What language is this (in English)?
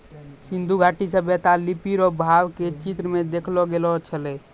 Maithili